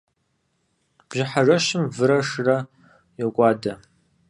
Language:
Kabardian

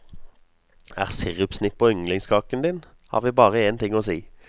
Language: Norwegian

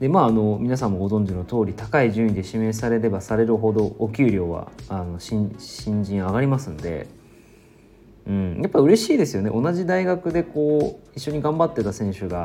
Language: Japanese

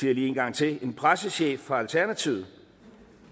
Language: Danish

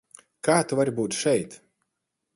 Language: Latvian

